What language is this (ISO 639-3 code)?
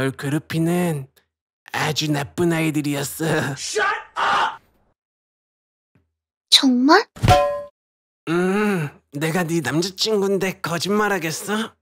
kor